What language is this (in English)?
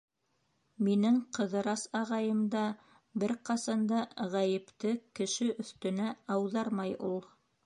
Bashkir